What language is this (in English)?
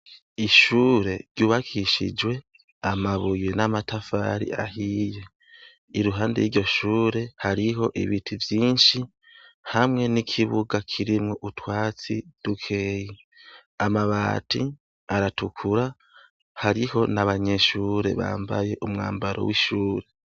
Rundi